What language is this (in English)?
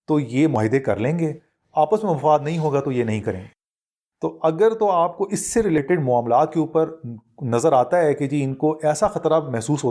Urdu